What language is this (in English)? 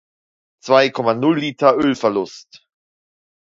German